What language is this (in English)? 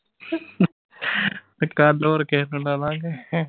Punjabi